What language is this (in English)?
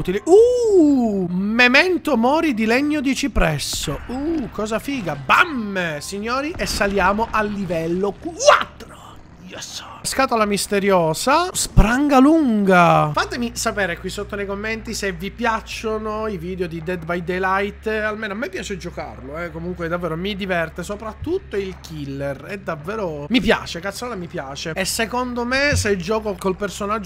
Italian